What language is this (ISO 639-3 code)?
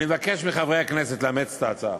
heb